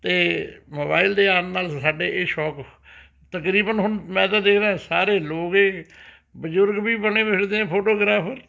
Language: Punjabi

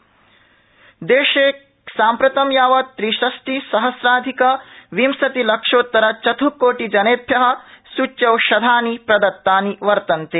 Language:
Sanskrit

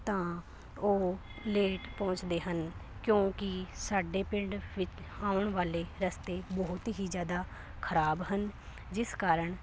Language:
Punjabi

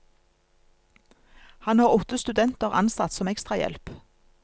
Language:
Norwegian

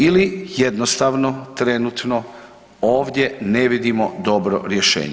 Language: Croatian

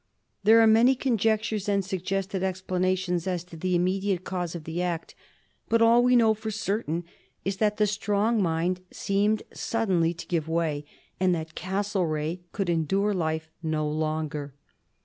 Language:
English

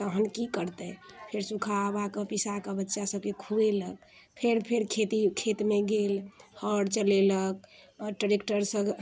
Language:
Maithili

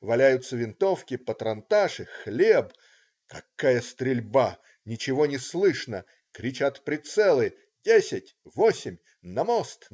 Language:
Russian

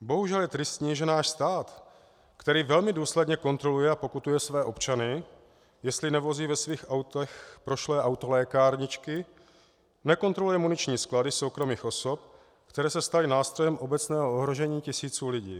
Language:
Czech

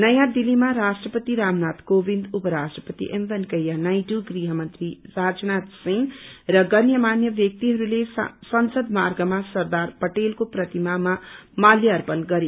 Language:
Nepali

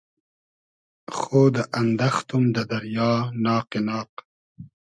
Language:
Hazaragi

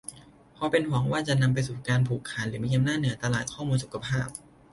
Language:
Thai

